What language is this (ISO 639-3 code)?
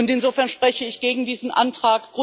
deu